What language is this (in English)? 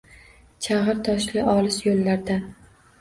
Uzbek